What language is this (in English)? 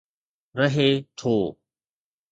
Sindhi